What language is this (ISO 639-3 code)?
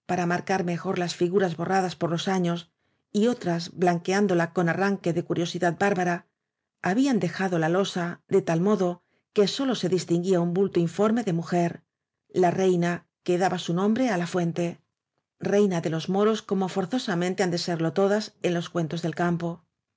spa